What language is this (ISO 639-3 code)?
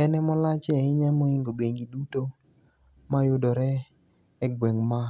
luo